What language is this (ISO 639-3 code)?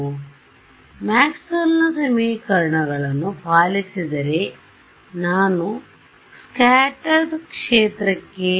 kan